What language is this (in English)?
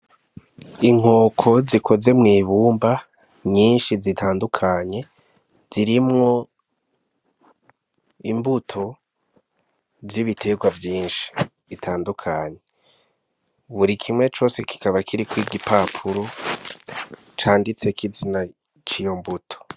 Rundi